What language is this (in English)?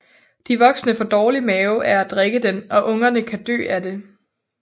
Danish